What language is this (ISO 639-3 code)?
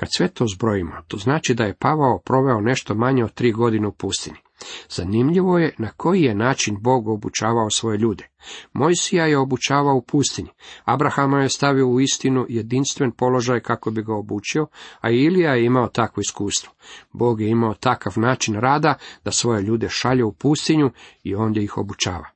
hrv